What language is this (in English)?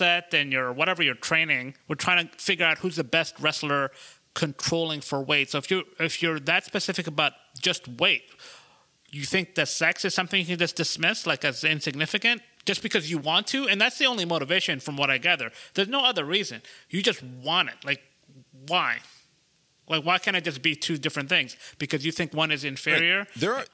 English